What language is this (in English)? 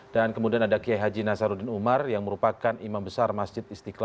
Indonesian